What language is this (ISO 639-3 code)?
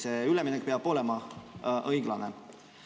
est